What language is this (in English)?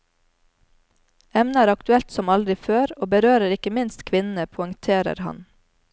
Norwegian